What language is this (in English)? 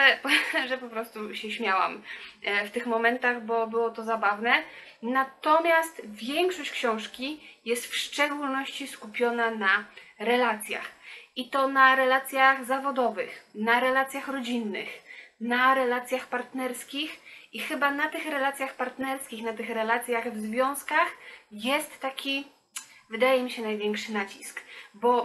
Polish